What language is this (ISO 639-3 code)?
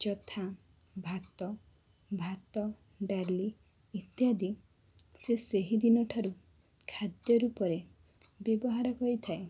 ori